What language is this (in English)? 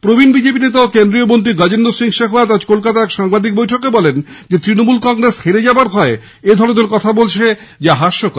Bangla